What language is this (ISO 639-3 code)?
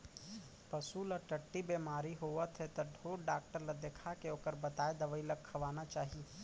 hne